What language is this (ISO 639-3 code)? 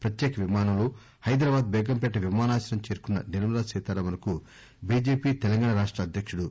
tel